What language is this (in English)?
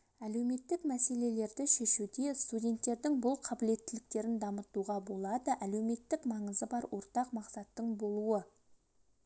Kazakh